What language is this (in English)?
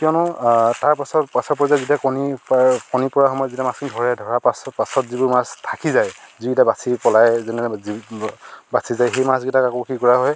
Assamese